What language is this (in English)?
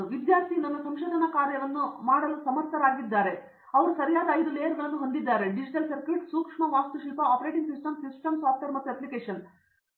Kannada